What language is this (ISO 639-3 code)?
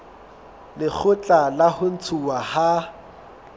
sot